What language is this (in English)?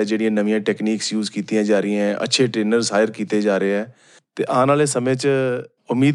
Punjabi